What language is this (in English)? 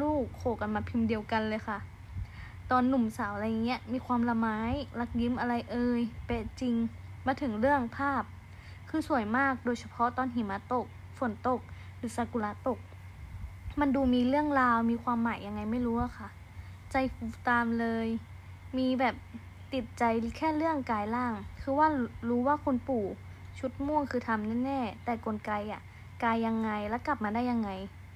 Thai